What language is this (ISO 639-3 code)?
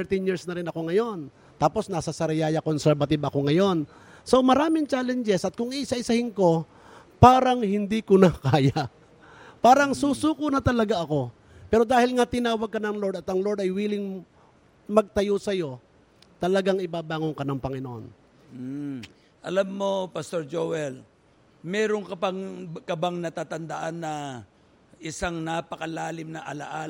fil